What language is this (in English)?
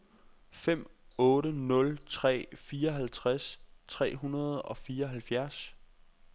Danish